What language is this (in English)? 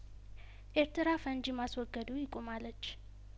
Amharic